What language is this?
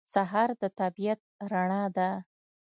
Pashto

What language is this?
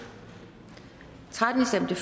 Danish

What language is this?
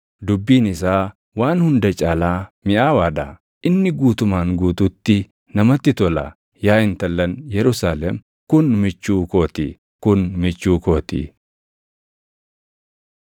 Oromo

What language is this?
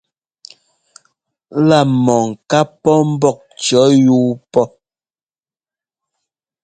Ngomba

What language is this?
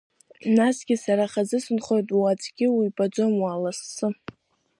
Abkhazian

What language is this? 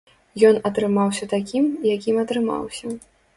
Belarusian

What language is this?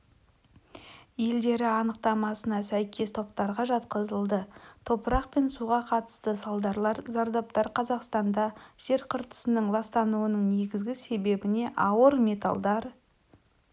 Kazakh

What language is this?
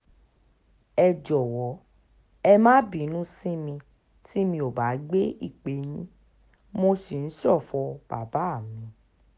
Yoruba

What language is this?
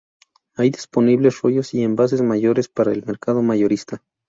Spanish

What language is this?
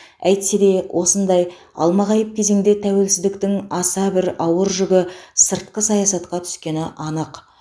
Kazakh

